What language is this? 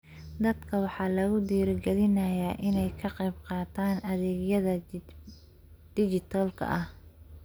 Somali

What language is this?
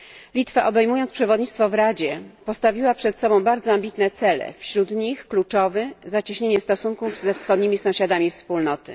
Polish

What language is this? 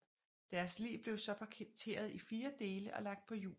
Danish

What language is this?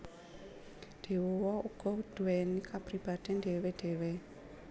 Javanese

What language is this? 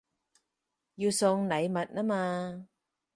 Cantonese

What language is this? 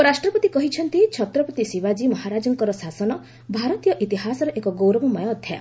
Odia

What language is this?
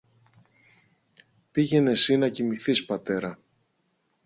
Greek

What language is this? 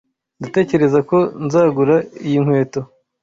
Kinyarwanda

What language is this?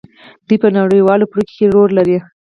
Pashto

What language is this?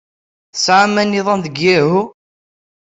Kabyle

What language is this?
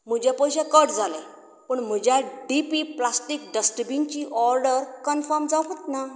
Konkani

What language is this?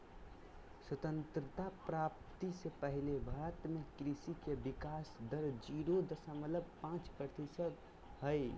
Magahi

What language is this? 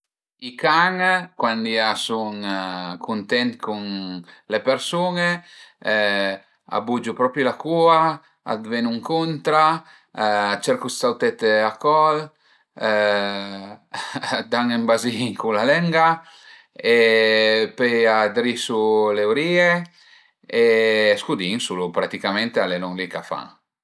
Piedmontese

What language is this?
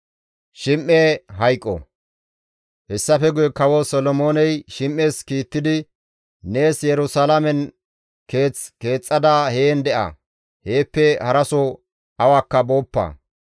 Gamo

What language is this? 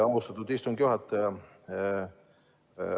Estonian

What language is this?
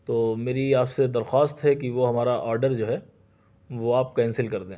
Urdu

